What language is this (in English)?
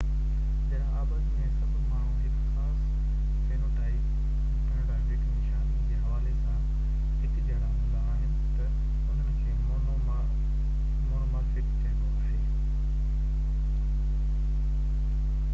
Sindhi